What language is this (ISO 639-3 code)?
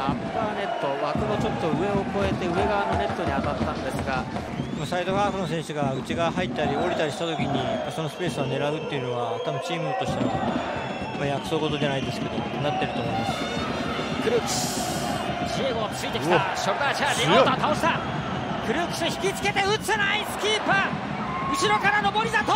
jpn